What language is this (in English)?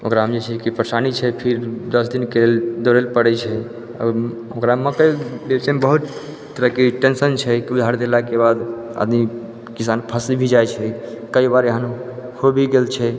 Maithili